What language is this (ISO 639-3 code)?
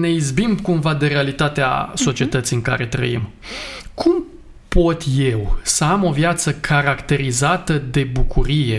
ron